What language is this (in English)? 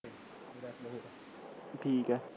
Punjabi